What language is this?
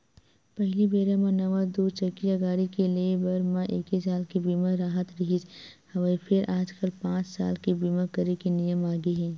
Chhattisgarhi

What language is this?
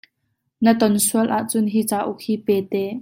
Hakha Chin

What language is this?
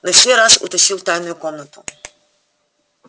Russian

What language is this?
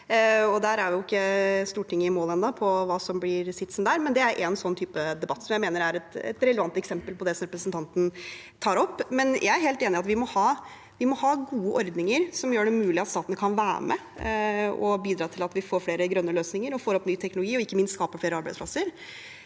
Norwegian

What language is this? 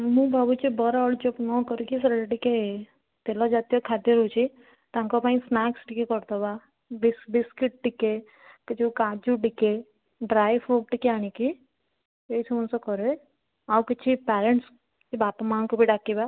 Odia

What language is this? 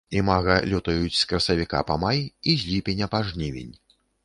Belarusian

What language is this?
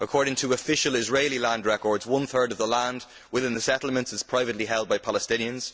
English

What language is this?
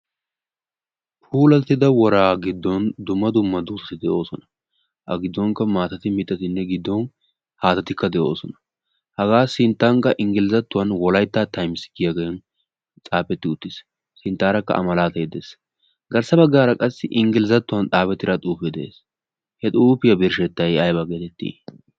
Wolaytta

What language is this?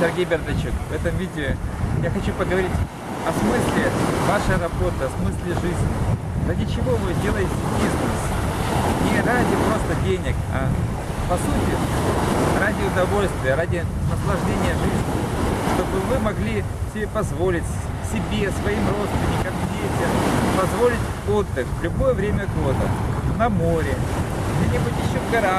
Russian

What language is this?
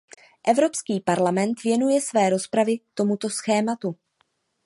Czech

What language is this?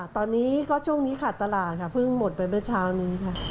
Thai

